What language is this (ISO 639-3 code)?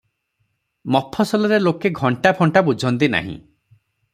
ori